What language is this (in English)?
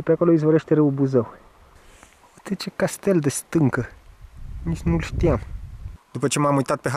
Romanian